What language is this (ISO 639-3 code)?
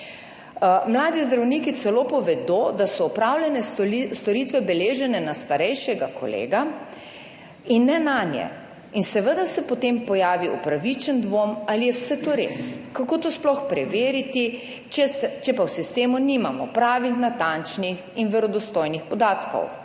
slv